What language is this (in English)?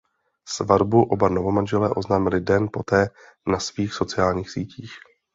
Czech